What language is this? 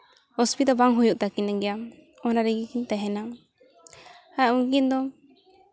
Santali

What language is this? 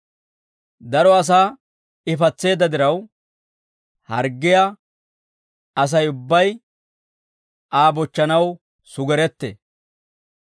Dawro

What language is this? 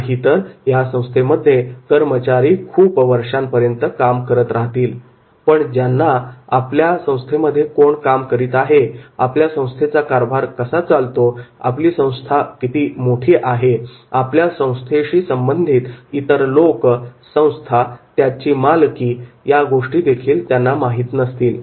Marathi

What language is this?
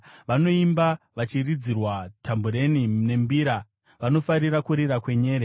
Shona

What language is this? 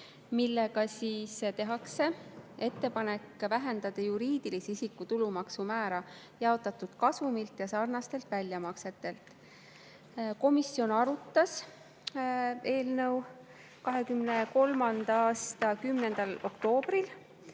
Estonian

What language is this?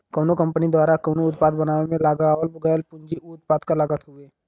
Bhojpuri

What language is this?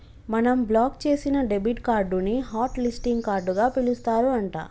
Telugu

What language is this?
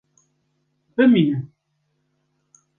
Kurdish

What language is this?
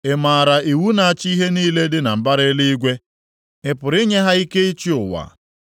Igbo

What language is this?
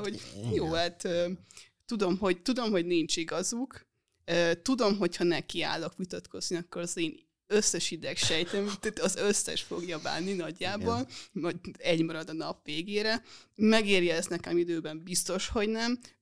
Hungarian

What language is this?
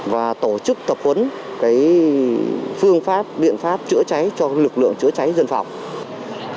Vietnamese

